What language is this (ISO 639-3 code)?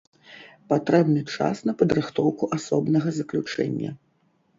bel